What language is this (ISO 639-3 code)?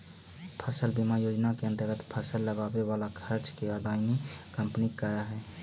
mag